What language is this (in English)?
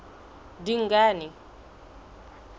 Southern Sotho